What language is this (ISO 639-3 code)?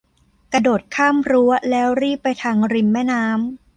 tha